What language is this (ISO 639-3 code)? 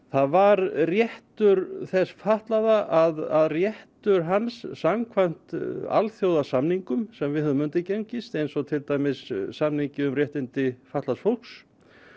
isl